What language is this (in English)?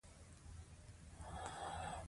Pashto